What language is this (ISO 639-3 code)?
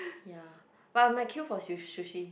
eng